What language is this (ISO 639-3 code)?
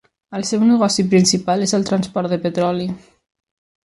cat